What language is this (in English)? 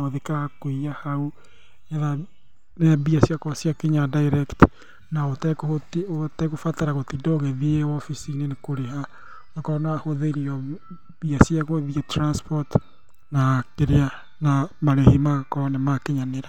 Kikuyu